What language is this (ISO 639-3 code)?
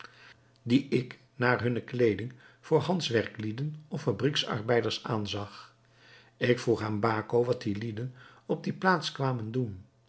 nld